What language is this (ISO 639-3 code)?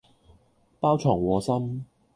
yue